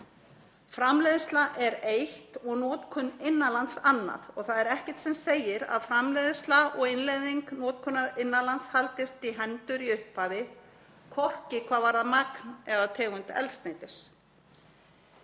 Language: Icelandic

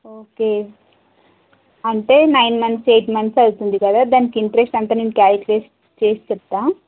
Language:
Telugu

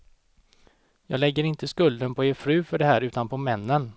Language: Swedish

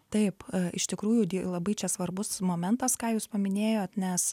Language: Lithuanian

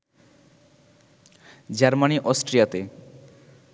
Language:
Bangla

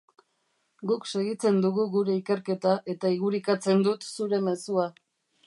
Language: Basque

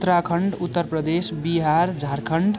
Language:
Nepali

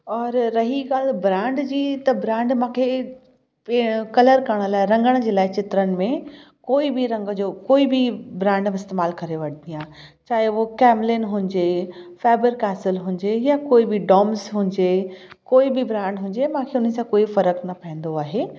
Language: Sindhi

